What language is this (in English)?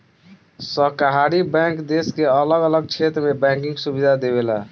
Bhojpuri